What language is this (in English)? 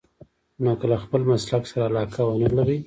Pashto